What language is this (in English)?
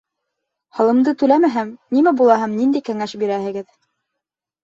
Bashkir